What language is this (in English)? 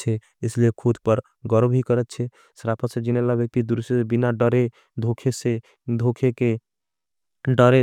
Angika